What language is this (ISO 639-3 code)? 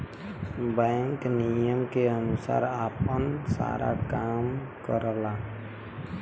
bho